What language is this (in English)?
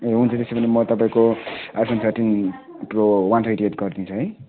Nepali